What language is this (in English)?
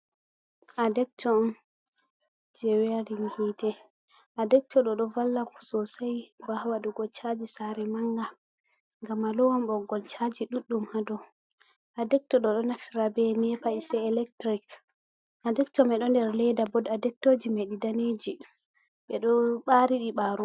Fula